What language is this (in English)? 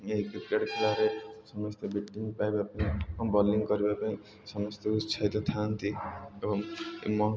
Odia